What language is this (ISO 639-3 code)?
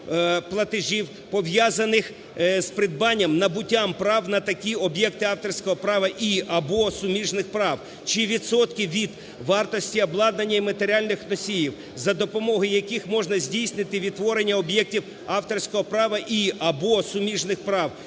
ukr